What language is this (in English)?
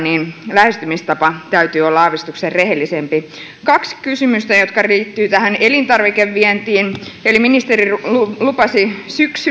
Finnish